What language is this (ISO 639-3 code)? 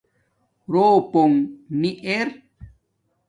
dmk